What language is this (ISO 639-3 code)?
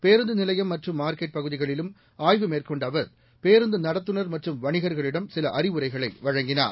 tam